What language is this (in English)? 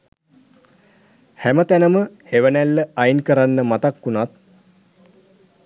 Sinhala